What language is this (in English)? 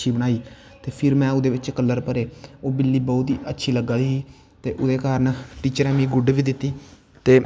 Dogri